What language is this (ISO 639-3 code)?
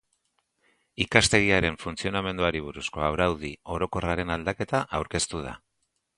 eus